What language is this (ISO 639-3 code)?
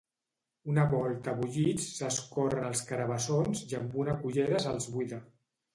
cat